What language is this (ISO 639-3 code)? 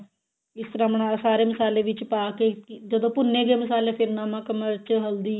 pan